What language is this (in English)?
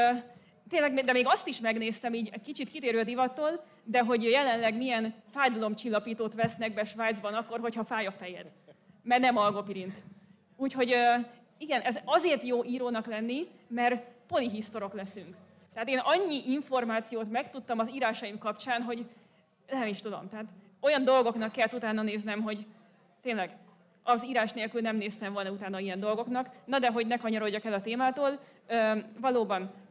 Hungarian